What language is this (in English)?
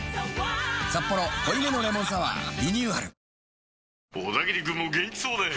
Japanese